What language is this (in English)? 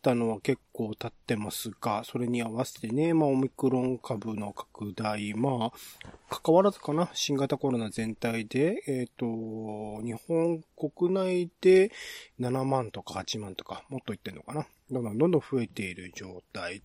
Japanese